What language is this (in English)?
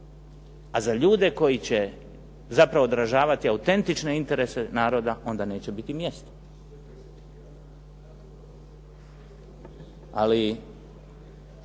Croatian